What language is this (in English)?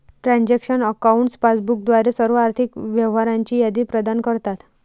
Marathi